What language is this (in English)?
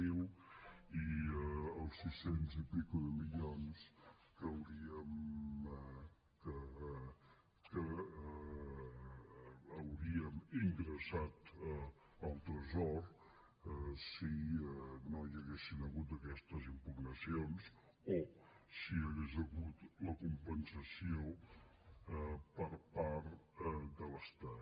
Catalan